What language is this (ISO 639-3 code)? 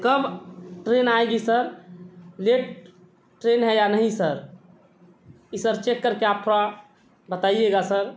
urd